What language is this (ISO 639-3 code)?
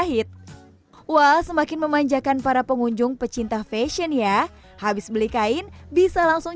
ind